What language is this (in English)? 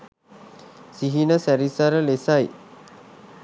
Sinhala